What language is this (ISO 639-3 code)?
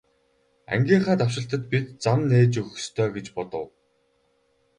mon